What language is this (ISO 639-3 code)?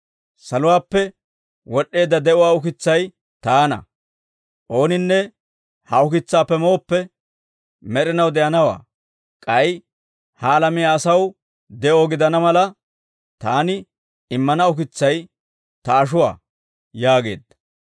dwr